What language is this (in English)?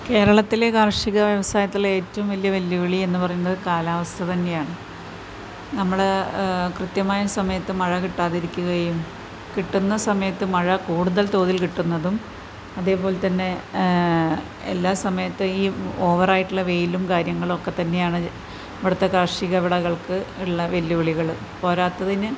Malayalam